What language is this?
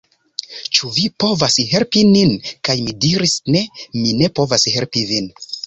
Esperanto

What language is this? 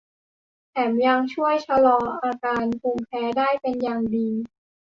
Thai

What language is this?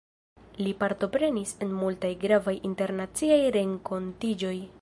Esperanto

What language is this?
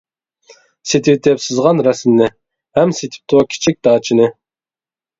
Uyghur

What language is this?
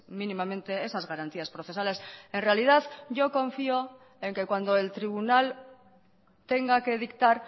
Spanish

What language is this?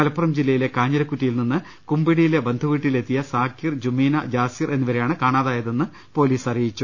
Malayalam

